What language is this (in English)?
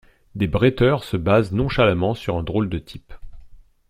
French